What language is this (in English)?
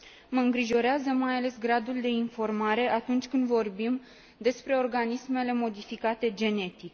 Romanian